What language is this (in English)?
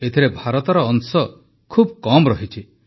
Odia